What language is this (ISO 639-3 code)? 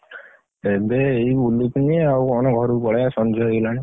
ori